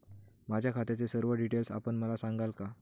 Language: Marathi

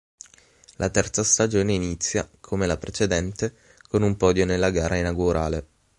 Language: Italian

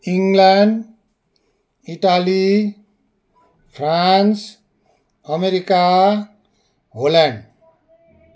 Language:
Nepali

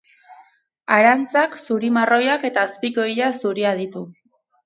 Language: Basque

